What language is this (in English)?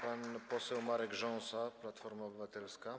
Polish